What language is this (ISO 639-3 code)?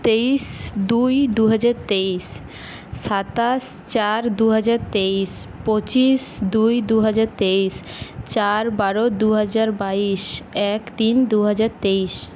ben